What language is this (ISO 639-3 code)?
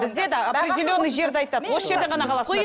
kaz